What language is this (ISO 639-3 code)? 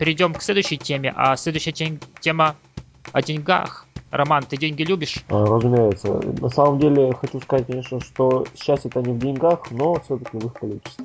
rus